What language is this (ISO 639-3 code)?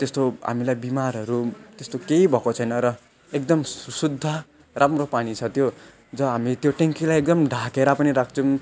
nep